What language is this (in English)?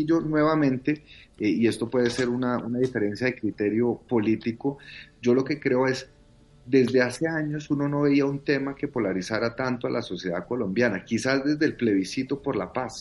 Spanish